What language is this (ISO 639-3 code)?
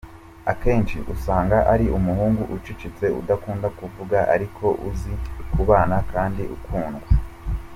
kin